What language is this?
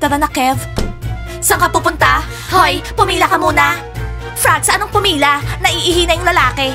Filipino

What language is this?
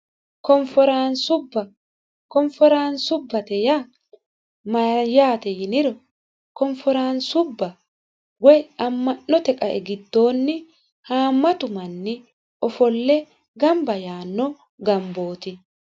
Sidamo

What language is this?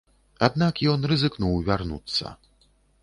Belarusian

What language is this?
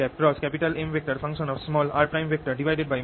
Bangla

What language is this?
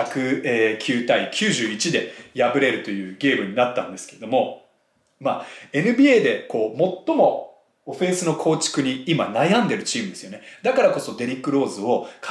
Japanese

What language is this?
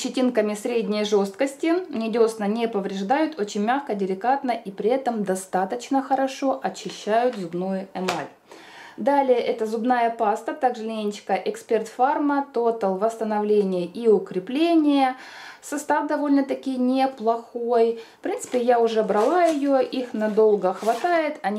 Russian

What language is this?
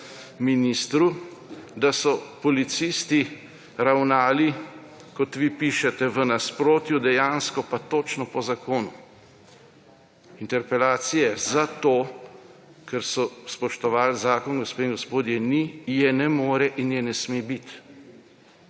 Slovenian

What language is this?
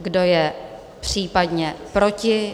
Czech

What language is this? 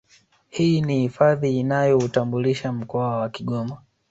Swahili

